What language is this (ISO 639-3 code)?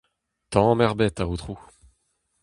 bre